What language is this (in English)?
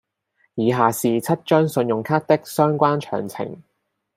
Cantonese